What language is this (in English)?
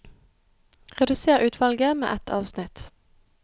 Norwegian